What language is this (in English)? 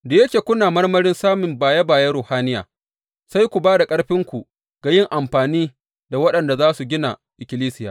Hausa